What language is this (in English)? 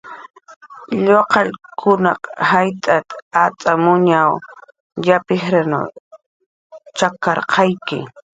Jaqaru